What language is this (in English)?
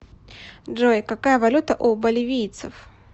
Russian